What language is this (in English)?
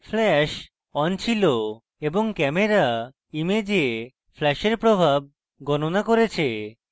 Bangla